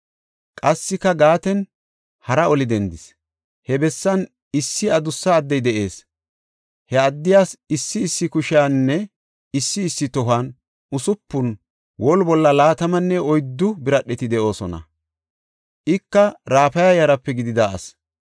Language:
Gofa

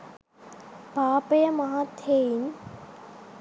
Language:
Sinhala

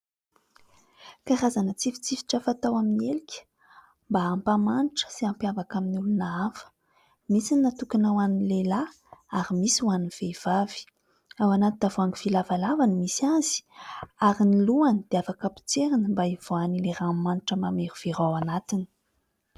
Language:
Malagasy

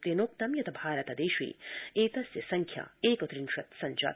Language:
Sanskrit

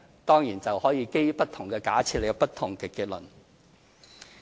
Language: Cantonese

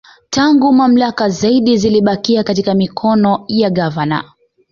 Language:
Swahili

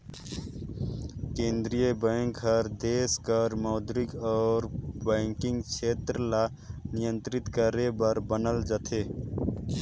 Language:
Chhattisgarhi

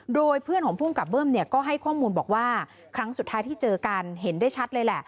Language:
Thai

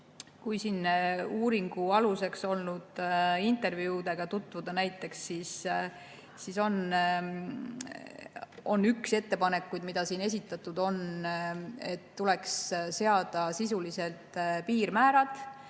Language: Estonian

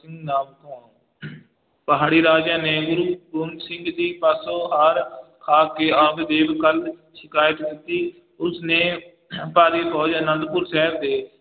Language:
Punjabi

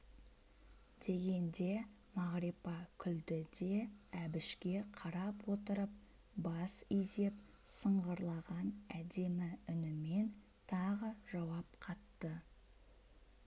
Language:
Kazakh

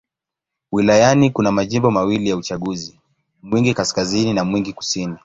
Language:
Swahili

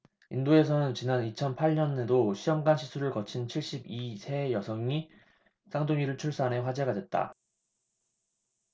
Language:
Korean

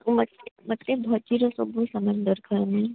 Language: Odia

